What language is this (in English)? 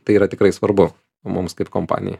Lithuanian